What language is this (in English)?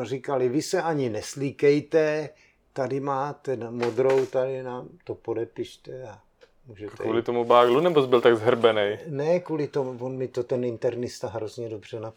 Czech